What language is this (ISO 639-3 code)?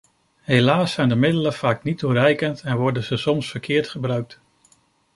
nld